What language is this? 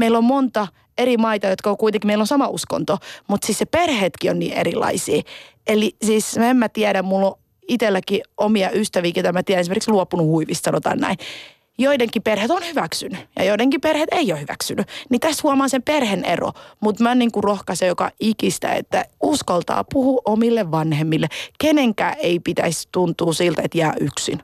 Finnish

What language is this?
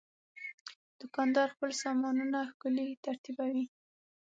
Pashto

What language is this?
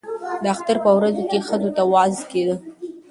Pashto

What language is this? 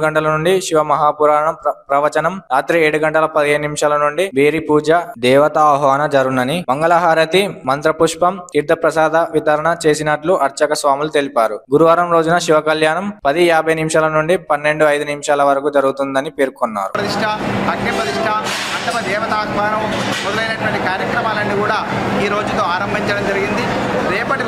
Telugu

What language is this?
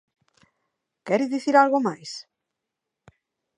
Galician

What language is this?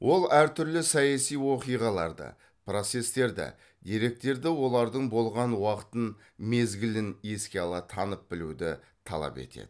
Kazakh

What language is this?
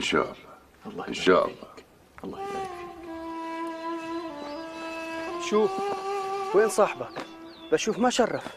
Arabic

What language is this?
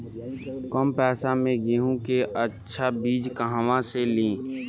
Bhojpuri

